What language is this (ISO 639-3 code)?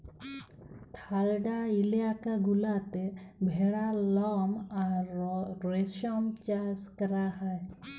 ben